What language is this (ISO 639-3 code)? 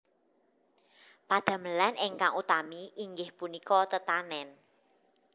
jav